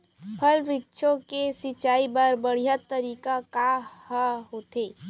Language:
Chhattisgarhi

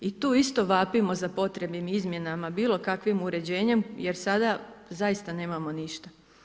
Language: Croatian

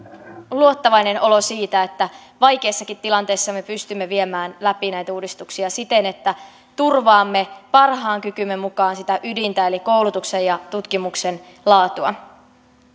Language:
Finnish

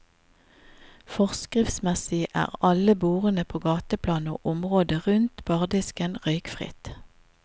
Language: Norwegian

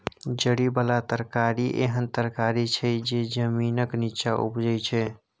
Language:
Maithili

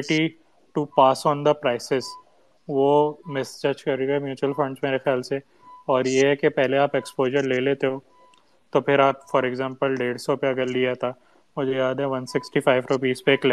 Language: Urdu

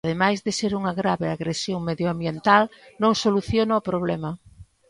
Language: Galician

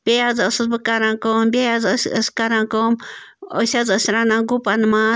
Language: Kashmiri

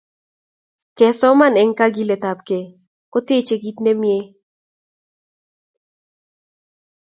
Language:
Kalenjin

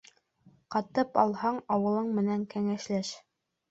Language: Bashkir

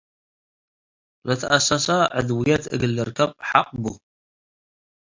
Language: Tigre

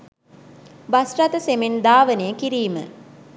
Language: Sinhala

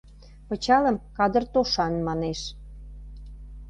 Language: Mari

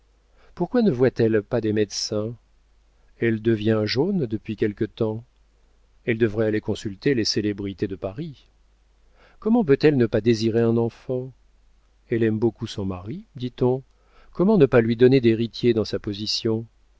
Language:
French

